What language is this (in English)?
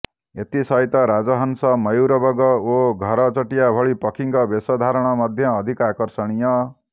Odia